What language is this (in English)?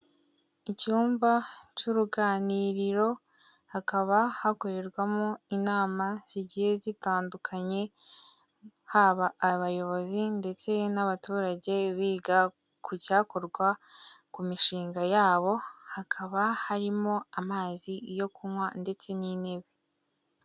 Kinyarwanda